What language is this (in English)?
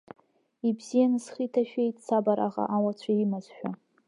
Abkhazian